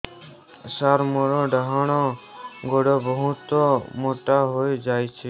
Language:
Odia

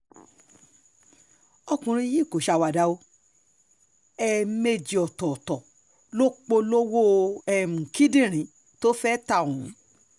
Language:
Yoruba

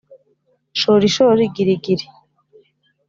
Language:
Kinyarwanda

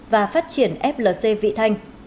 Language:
Vietnamese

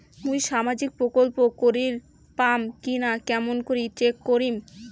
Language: Bangla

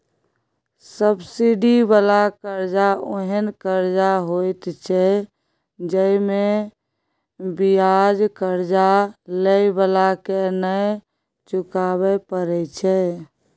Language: Maithili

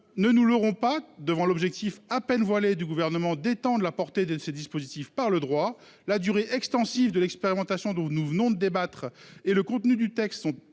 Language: French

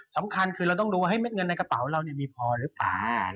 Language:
Thai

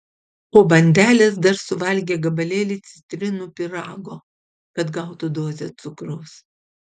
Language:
Lithuanian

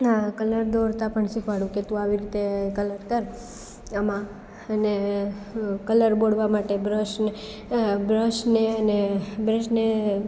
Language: Gujarati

